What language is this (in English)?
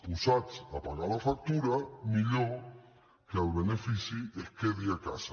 Catalan